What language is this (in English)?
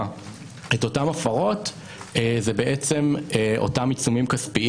Hebrew